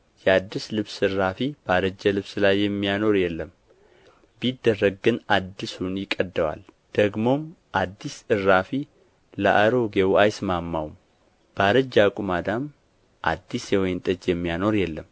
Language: Amharic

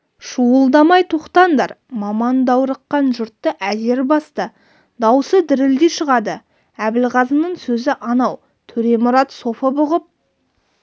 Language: Kazakh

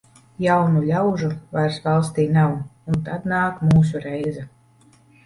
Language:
Latvian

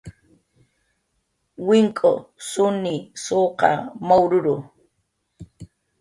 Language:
Jaqaru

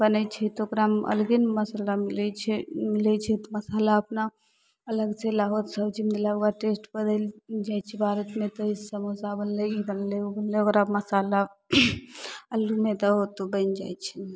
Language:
Maithili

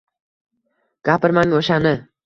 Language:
Uzbek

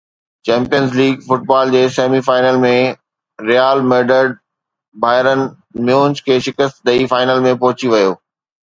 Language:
Sindhi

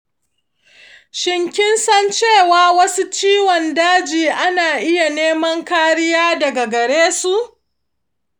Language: Hausa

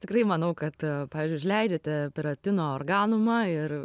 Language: Lithuanian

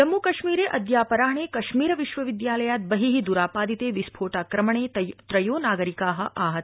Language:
Sanskrit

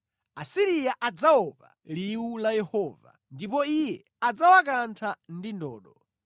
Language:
Nyanja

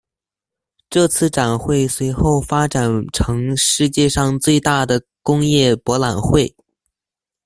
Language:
Chinese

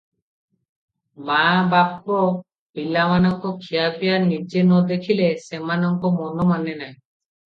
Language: Odia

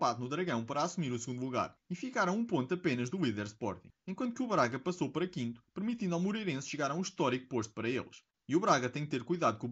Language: Portuguese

